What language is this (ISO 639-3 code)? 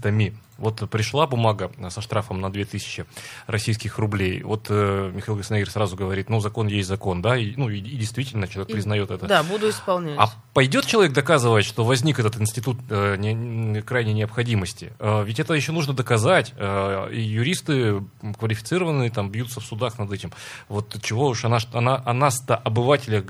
rus